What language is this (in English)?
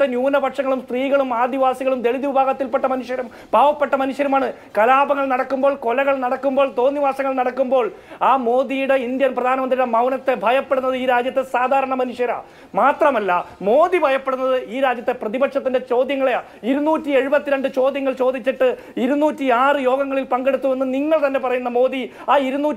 Malayalam